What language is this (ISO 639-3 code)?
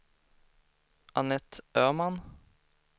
swe